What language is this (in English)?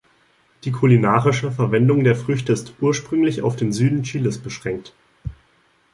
German